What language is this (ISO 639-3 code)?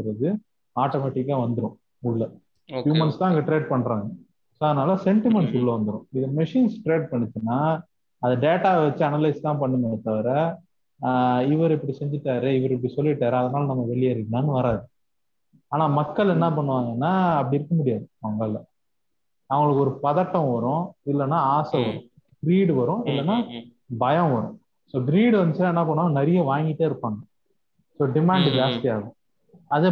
tam